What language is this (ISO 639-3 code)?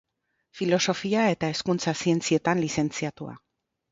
eus